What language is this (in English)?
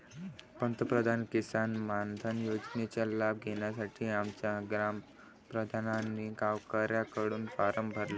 Marathi